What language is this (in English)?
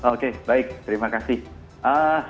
Indonesian